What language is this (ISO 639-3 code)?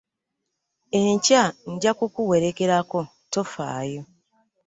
lug